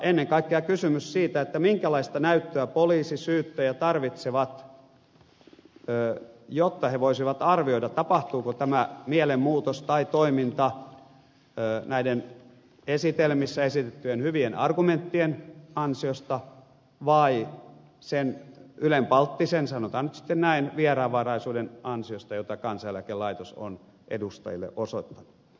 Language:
Finnish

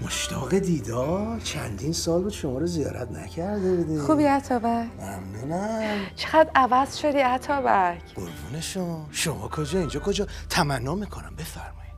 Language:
Persian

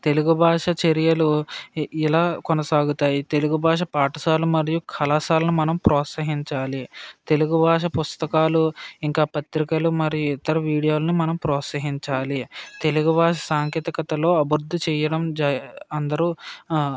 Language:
Telugu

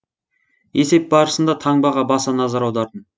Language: Kazakh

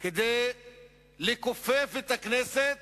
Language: Hebrew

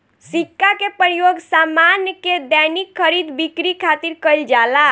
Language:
Bhojpuri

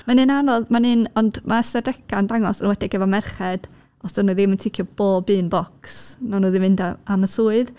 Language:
Welsh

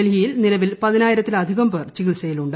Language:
Malayalam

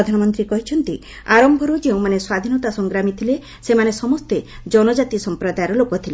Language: Odia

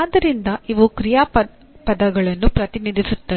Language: Kannada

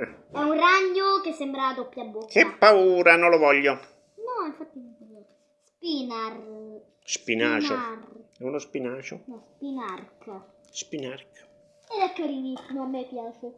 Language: Italian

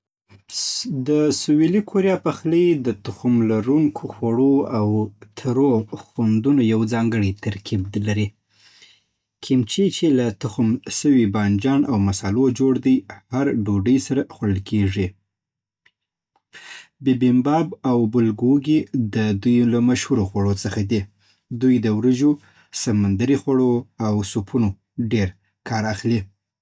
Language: Southern Pashto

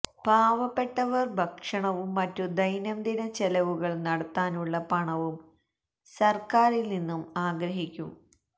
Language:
Malayalam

